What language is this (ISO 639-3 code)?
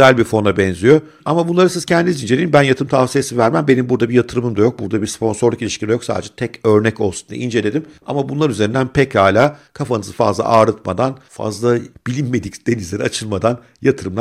tur